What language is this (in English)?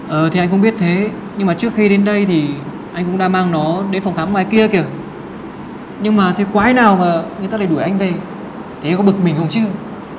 Vietnamese